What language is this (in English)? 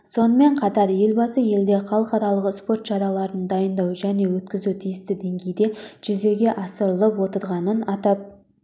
Kazakh